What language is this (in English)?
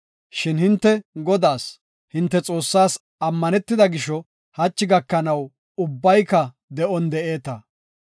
Gofa